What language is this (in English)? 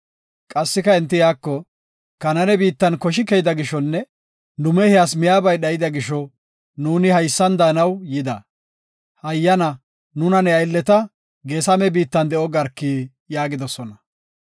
Gofa